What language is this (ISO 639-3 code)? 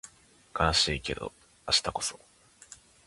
jpn